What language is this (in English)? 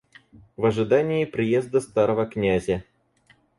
Russian